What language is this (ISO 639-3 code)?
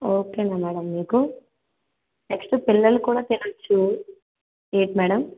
tel